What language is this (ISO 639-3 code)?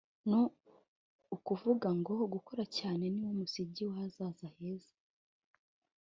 kin